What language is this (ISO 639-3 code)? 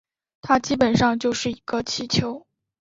zho